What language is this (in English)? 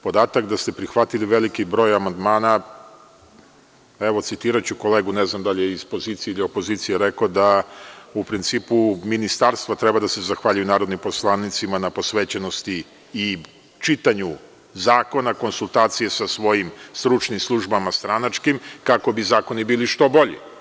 Serbian